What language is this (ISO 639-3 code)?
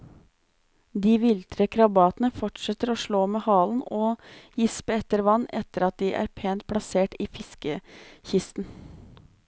nor